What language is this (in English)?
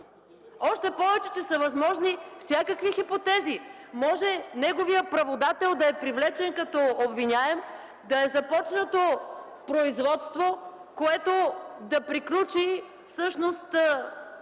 Bulgarian